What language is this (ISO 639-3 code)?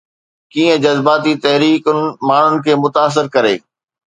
snd